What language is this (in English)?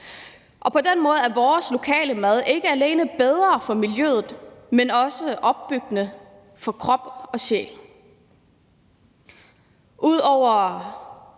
Danish